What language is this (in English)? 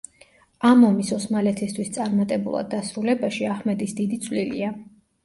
Georgian